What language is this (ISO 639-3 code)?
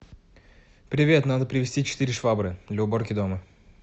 rus